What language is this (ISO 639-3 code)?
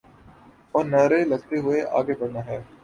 urd